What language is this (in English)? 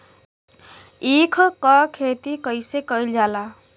Bhojpuri